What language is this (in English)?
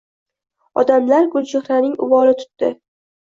Uzbek